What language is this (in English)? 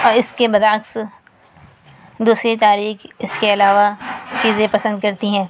Urdu